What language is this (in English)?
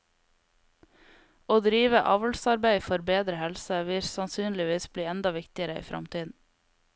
Norwegian